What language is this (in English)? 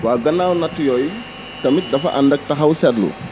Wolof